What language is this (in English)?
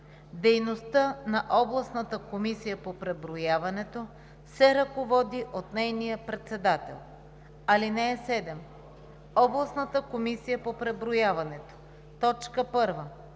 Bulgarian